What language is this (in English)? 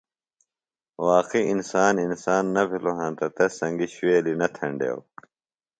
Phalura